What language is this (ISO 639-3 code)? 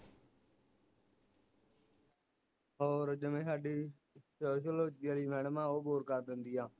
pan